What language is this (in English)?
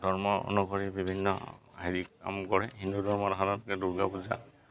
Assamese